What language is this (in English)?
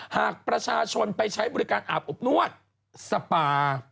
Thai